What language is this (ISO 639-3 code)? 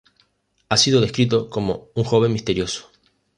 spa